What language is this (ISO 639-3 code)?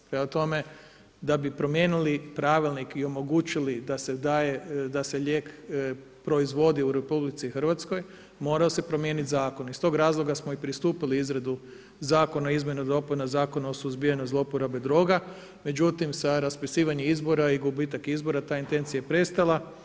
hrv